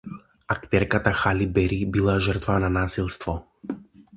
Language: Macedonian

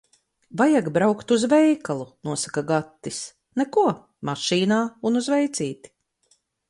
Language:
Latvian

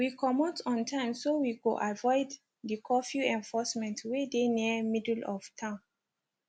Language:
Nigerian Pidgin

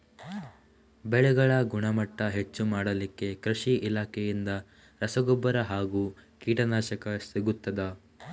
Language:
Kannada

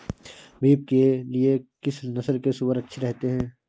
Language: Hindi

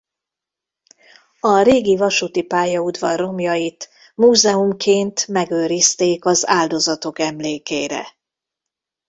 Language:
Hungarian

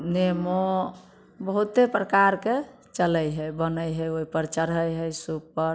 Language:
Maithili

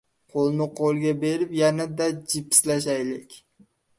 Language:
Uzbek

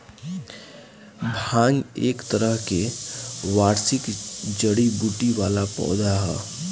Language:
Bhojpuri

